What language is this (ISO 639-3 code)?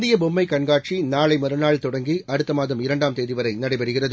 tam